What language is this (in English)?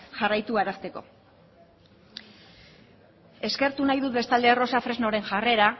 Basque